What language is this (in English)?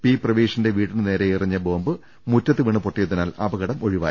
Malayalam